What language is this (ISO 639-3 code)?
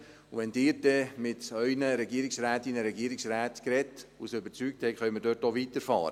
gsw